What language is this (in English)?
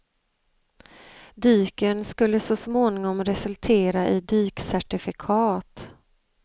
Swedish